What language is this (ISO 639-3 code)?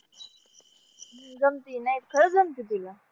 mar